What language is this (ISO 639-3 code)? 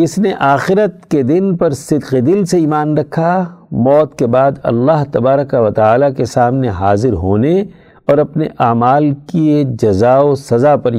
urd